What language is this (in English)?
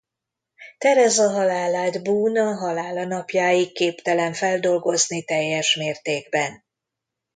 Hungarian